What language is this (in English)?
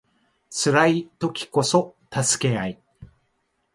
Japanese